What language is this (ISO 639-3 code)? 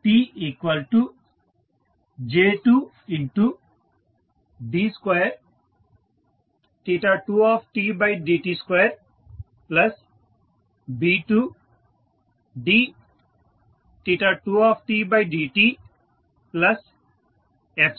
tel